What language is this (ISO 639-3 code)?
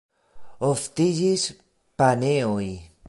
epo